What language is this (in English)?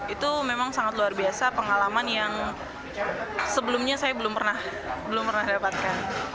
Indonesian